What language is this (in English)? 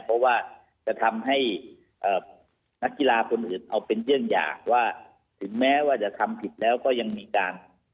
Thai